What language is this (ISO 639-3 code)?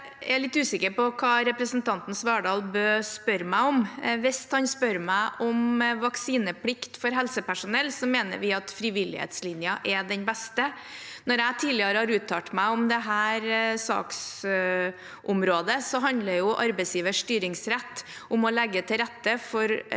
nor